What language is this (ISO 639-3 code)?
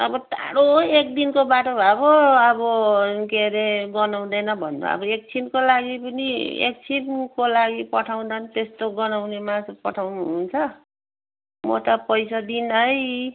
nep